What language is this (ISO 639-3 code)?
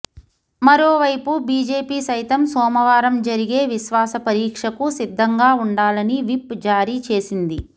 tel